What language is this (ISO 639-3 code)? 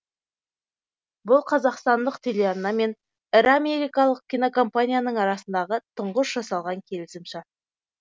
kaz